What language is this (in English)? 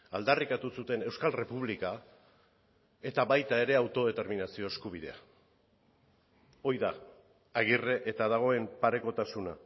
Basque